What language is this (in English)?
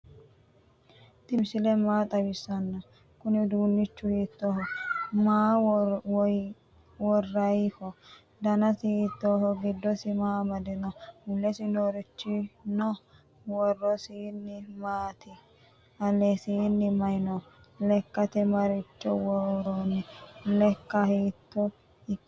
Sidamo